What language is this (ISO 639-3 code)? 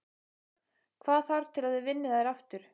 isl